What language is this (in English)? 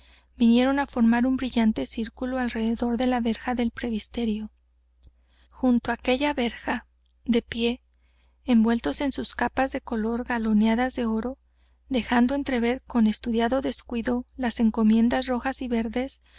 Spanish